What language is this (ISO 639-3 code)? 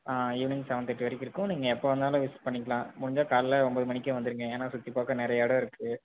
tam